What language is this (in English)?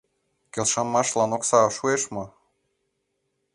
Mari